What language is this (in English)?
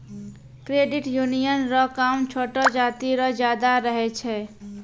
Maithili